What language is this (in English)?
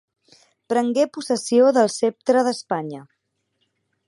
Catalan